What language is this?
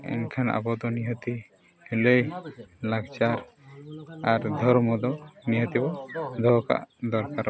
Santali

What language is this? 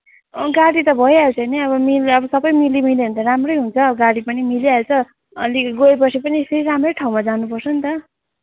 Nepali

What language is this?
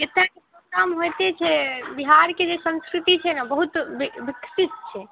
Maithili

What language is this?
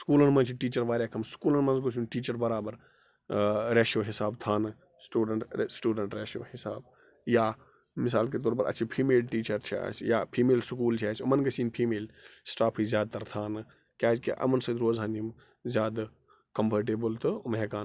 Kashmiri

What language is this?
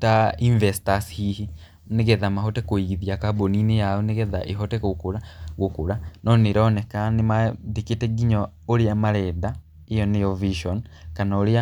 Kikuyu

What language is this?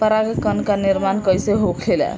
Bhojpuri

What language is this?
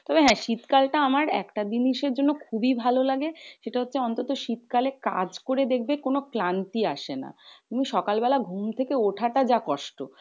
Bangla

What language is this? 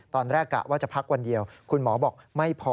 Thai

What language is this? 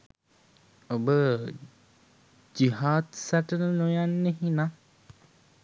Sinhala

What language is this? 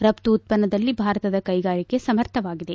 Kannada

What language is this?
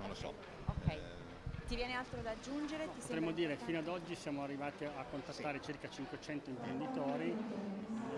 Italian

